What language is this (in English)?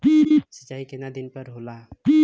Bhojpuri